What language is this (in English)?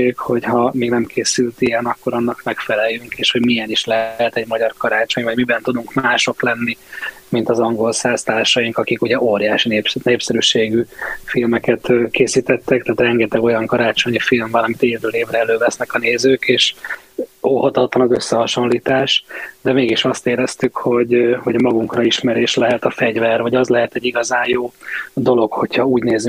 Hungarian